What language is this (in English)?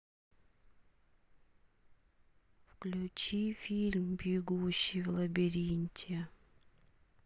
Russian